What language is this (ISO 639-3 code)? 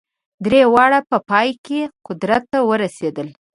pus